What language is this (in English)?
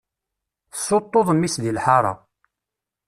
Kabyle